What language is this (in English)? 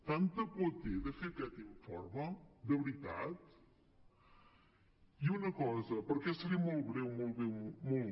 Catalan